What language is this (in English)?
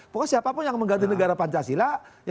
Indonesian